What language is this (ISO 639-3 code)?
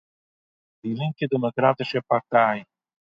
yid